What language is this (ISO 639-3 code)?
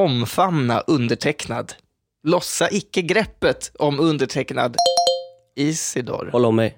swe